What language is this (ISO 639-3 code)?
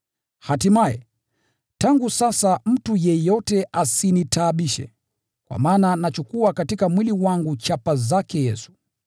swa